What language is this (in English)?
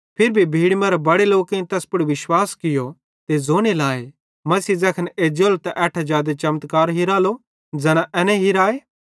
Bhadrawahi